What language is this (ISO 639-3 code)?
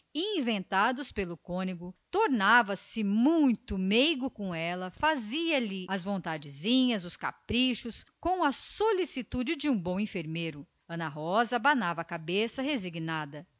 por